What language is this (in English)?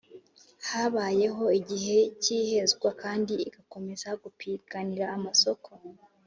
Kinyarwanda